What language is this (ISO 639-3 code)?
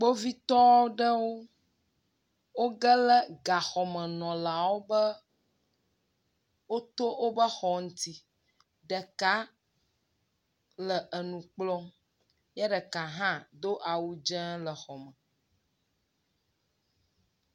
ewe